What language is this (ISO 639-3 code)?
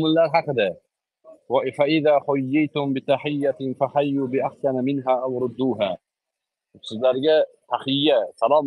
tur